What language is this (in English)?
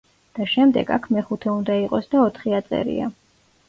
Georgian